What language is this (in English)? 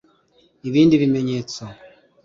Kinyarwanda